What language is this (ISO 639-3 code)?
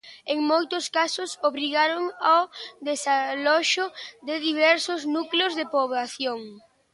glg